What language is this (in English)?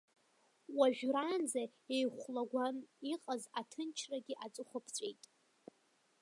Abkhazian